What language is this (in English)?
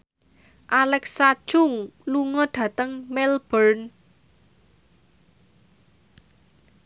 Javanese